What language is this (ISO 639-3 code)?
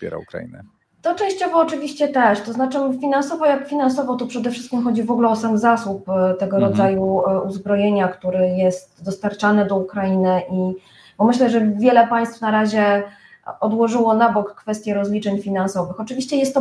pol